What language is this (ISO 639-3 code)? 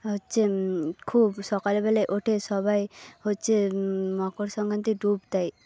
ben